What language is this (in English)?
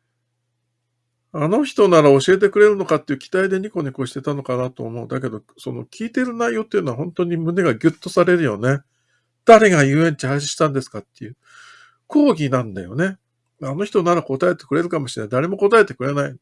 Japanese